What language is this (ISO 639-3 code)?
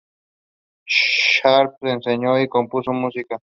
spa